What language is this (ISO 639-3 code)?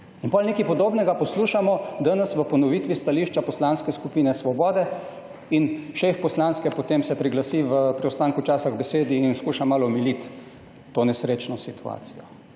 slv